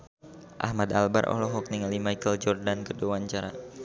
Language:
Sundanese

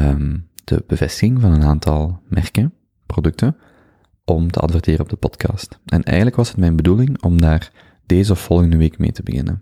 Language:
Dutch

